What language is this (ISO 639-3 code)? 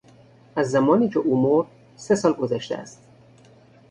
fas